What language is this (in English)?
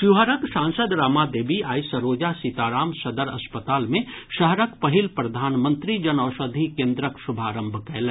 Maithili